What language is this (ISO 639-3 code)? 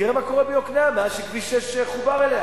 heb